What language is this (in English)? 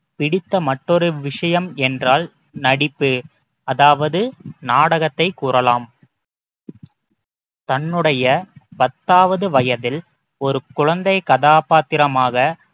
Tamil